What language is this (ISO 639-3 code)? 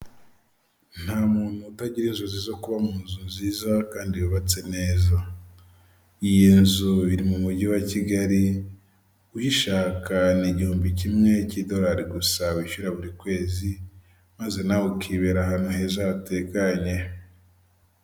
kin